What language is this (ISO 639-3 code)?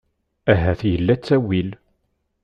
kab